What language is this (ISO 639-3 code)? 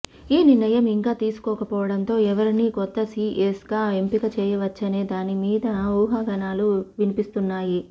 tel